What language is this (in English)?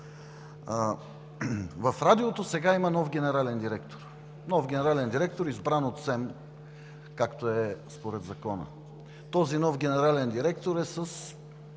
Bulgarian